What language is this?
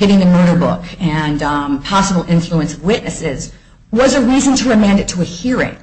English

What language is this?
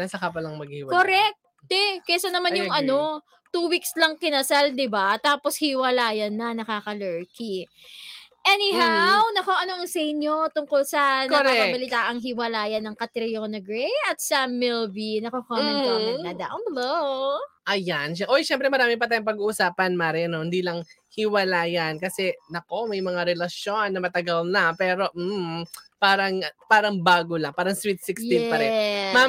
Filipino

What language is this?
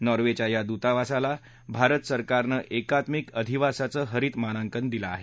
Marathi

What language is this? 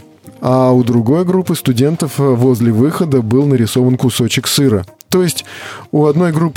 Russian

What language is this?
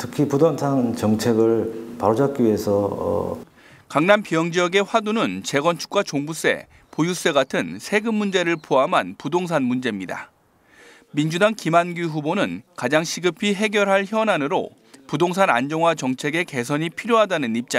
Korean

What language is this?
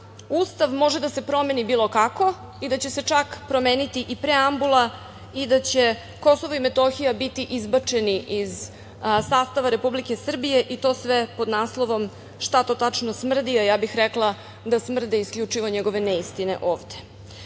Serbian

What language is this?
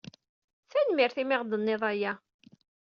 Kabyle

